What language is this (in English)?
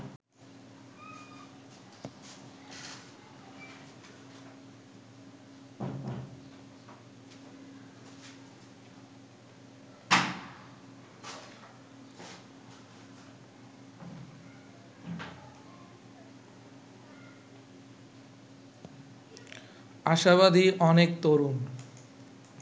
Bangla